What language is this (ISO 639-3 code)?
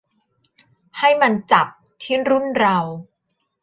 tha